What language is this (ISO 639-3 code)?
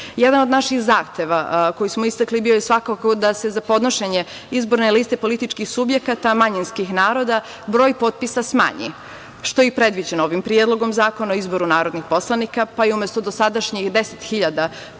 srp